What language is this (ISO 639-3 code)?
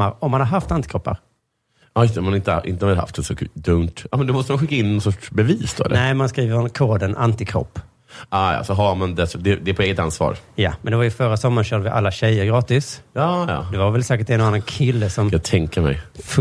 swe